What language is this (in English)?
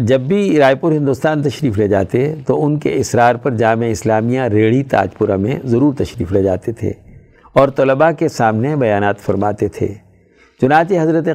Urdu